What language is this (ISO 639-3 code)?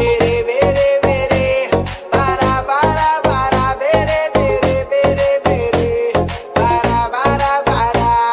fra